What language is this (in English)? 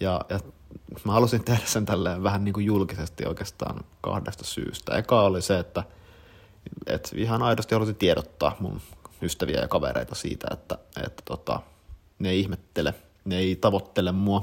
Finnish